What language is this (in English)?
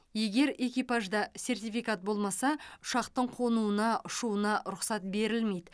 Kazakh